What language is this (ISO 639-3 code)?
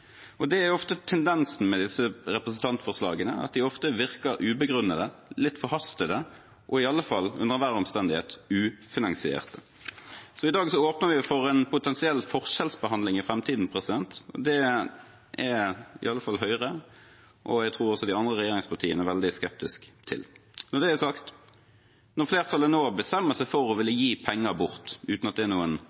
nob